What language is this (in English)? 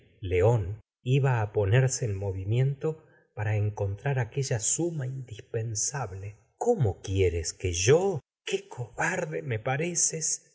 Spanish